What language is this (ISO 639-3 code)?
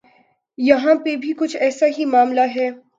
urd